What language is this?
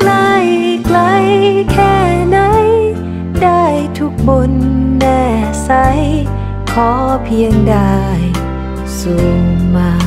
Thai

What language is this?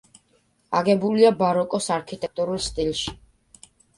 Georgian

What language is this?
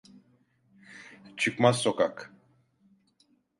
Turkish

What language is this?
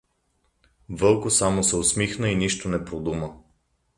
Bulgarian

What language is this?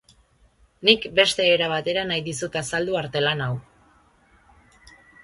Basque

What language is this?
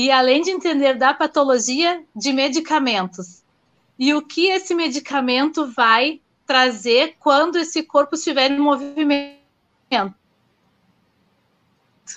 Portuguese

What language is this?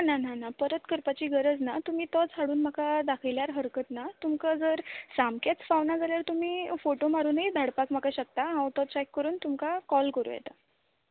Konkani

